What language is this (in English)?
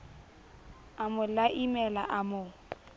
Southern Sotho